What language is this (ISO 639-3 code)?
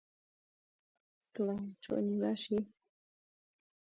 ckb